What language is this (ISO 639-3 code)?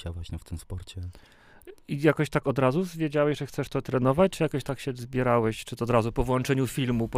pol